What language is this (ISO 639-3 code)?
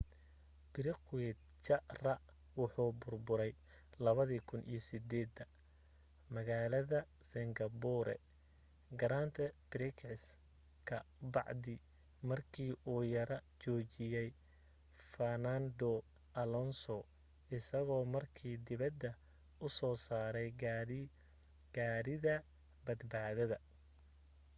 som